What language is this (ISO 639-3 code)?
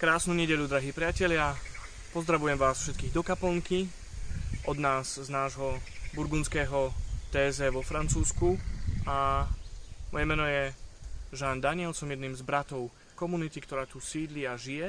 slk